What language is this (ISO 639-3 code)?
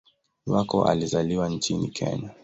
swa